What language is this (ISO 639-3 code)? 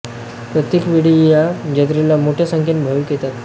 mar